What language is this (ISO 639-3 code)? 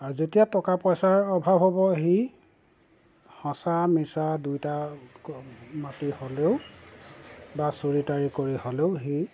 asm